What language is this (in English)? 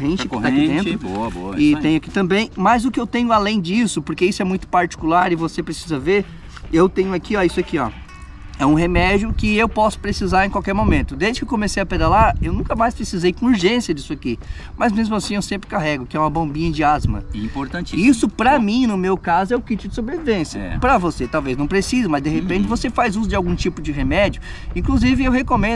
Portuguese